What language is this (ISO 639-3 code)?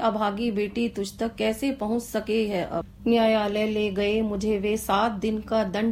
hin